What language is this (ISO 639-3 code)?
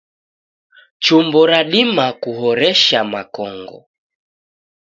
dav